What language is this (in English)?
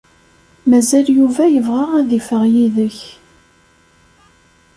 Kabyle